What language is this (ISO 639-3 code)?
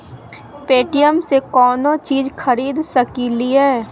mag